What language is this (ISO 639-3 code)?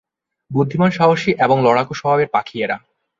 ben